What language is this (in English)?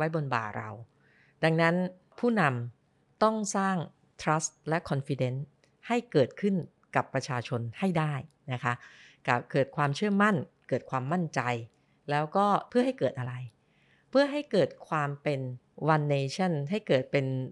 Thai